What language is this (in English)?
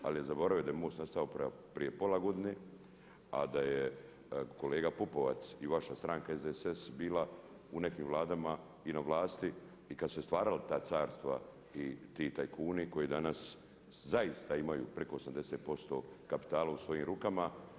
Croatian